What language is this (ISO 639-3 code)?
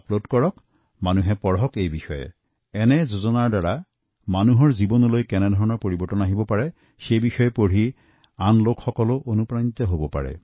asm